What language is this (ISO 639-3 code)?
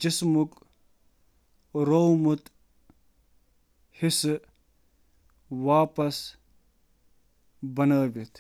kas